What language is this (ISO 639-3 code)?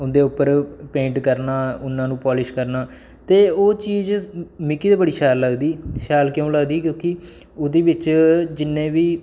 doi